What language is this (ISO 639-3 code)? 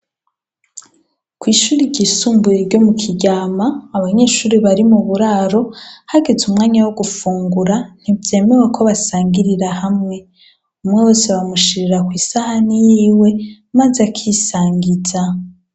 run